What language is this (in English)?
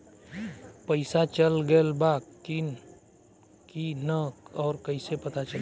Bhojpuri